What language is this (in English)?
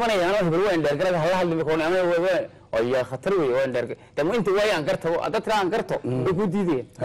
Arabic